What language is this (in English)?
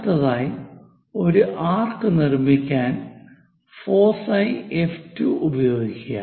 Malayalam